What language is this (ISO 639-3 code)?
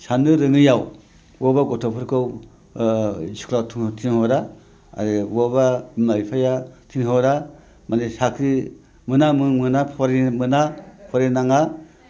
brx